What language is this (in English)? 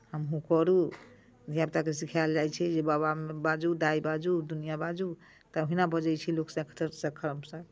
Maithili